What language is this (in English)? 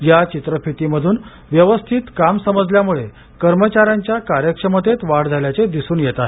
Marathi